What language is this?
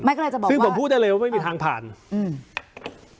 Thai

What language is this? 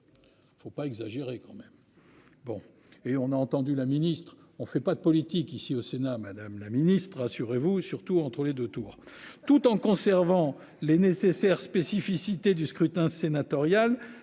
French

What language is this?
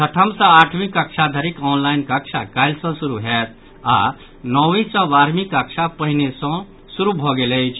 Maithili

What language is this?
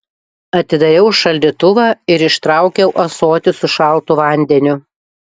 Lithuanian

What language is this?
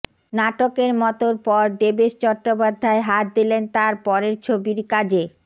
Bangla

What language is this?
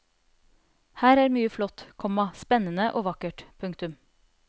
Norwegian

